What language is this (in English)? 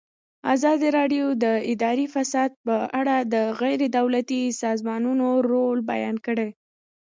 Pashto